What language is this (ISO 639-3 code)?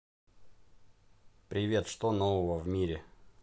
rus